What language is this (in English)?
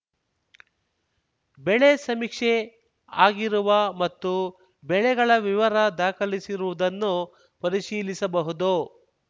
Kannada